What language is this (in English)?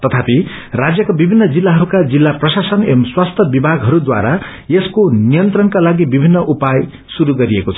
Nepali